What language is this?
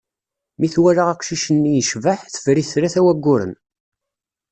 Kabyle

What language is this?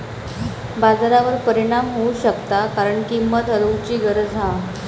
Marathi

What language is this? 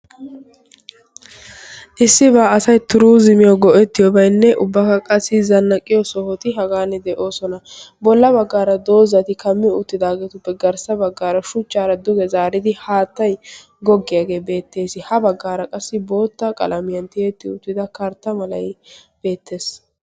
Wolaytta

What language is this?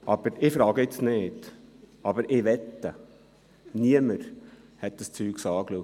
Swiss German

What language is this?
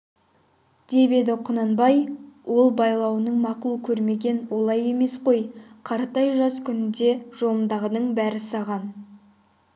Kazakh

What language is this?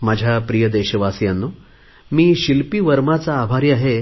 Marathi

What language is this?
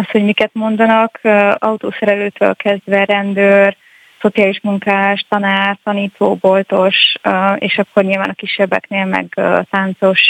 Hungarian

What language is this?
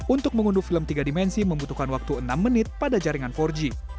Indonesian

